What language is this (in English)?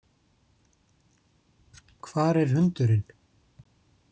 Icelandic